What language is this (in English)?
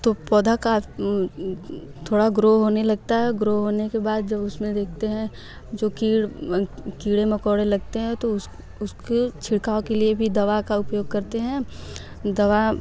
Hindi